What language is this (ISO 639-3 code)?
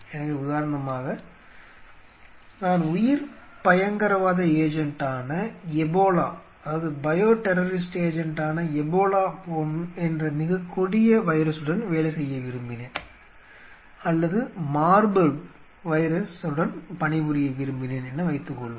tam